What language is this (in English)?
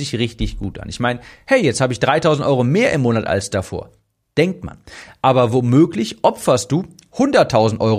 German